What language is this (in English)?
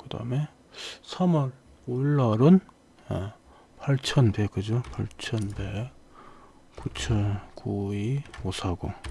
Korean